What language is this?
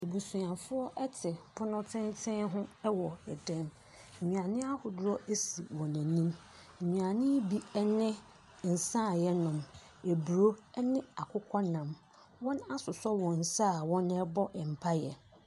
Akan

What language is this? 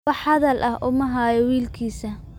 Somali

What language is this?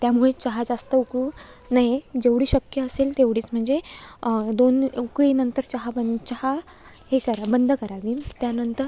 Marathi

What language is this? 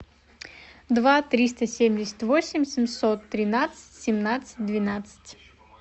Russian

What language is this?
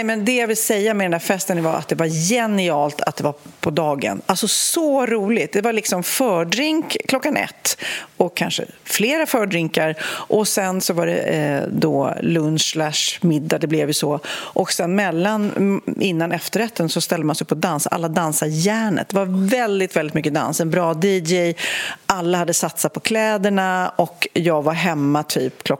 Swedish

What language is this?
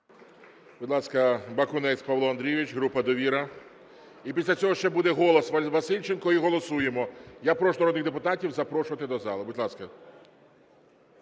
Ukrainian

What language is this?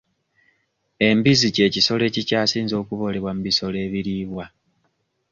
Ganda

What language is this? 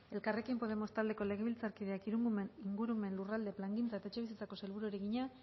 Basque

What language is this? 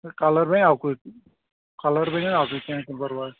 Kashmiri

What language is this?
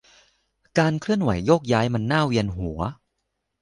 Thai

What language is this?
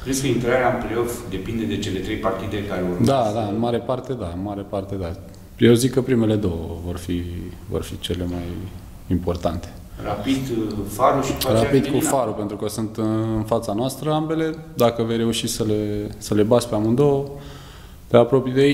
Romanian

